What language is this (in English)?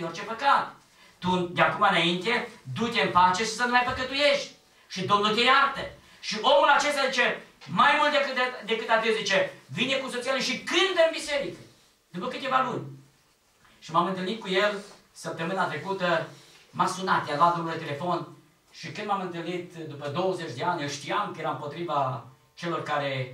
Romanian